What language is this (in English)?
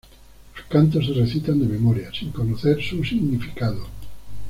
Spanish